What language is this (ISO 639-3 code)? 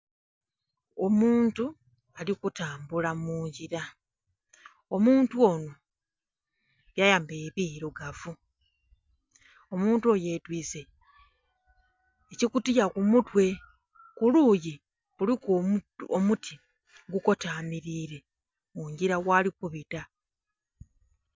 xog